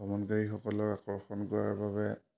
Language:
Assamese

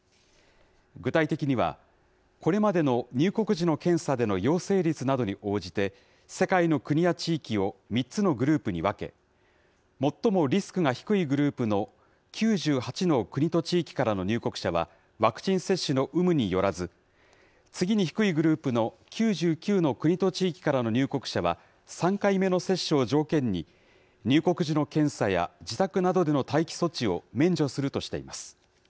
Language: Japanese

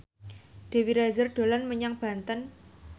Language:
Javanese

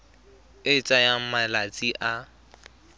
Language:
Tswana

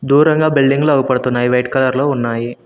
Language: Telugu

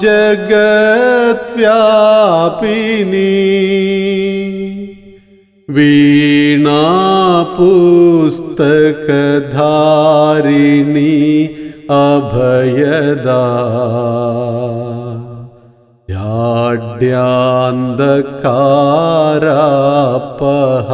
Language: Malayalam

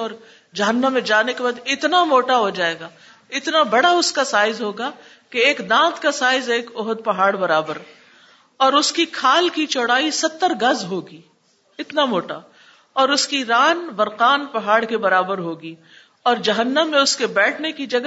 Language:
Urdu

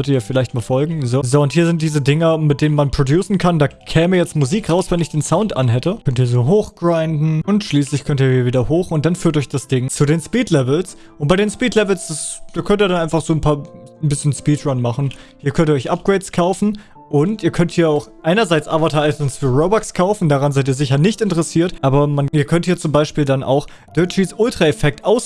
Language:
German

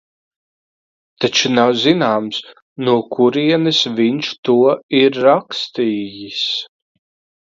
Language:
Latvian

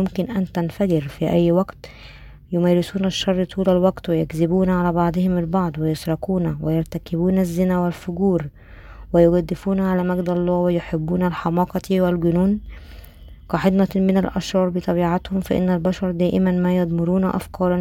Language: Arabic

